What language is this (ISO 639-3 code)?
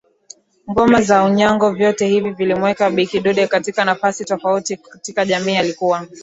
swa